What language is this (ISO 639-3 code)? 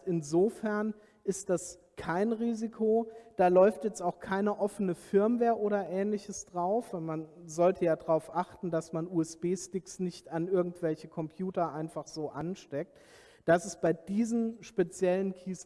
deu